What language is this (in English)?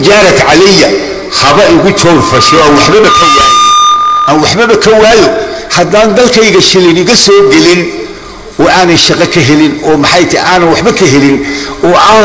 Arabic